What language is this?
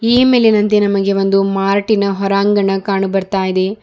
Kannada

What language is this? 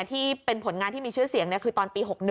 Thai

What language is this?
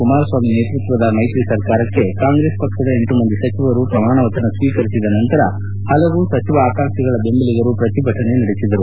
Kannada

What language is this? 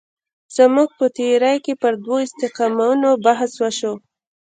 Pashto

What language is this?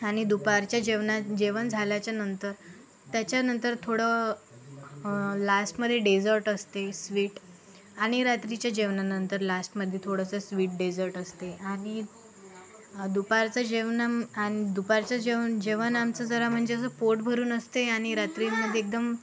Marathi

